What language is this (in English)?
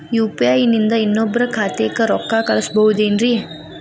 Kannada